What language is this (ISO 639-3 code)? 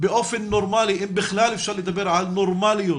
heb